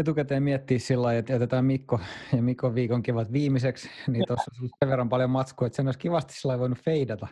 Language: Finnish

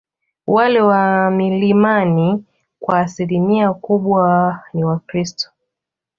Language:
Swahili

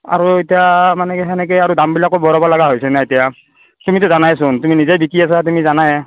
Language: Assamese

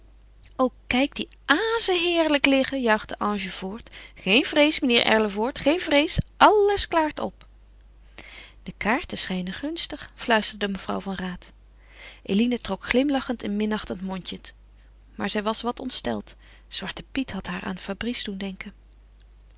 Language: Dutch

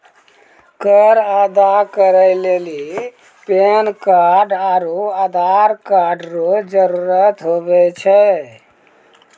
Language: Maithili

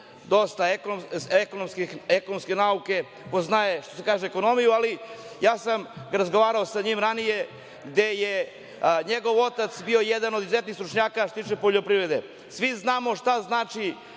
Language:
Serbian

